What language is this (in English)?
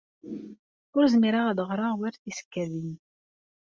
Kabyle